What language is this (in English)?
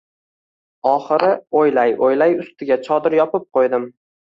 Uzbek